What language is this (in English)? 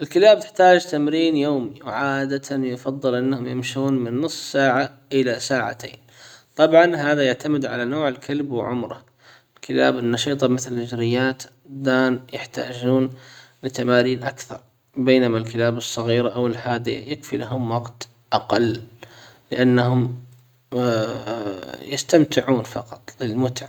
Hijazi Arabic